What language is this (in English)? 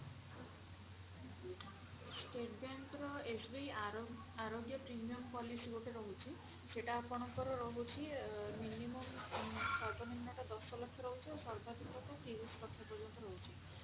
Odia